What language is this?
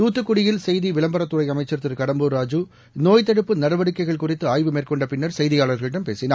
Tamil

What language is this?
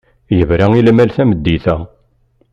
Kabyle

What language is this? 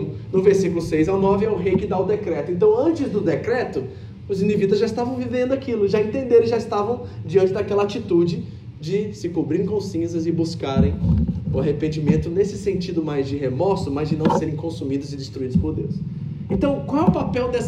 Portuguese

